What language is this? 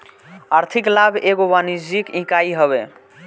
Bhojpuri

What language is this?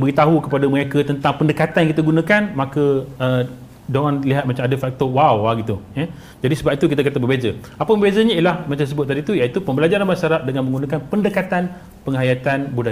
Malay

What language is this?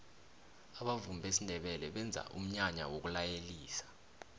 South Ndebele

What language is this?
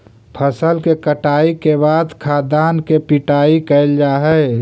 Magahi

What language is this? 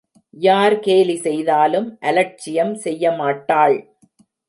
Tamil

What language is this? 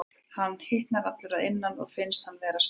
Icelandic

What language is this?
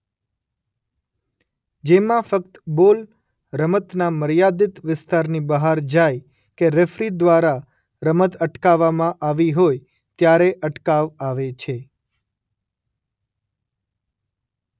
Gujarati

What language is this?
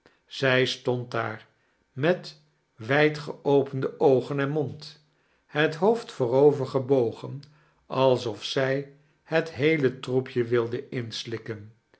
Dutch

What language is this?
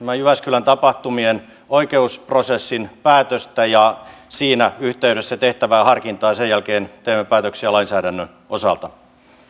Finnish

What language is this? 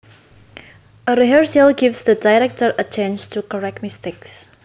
Javanese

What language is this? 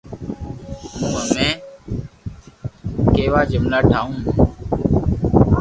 Loarki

